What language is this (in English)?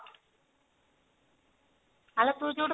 Odia